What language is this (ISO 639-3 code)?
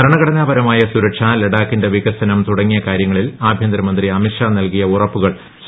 mal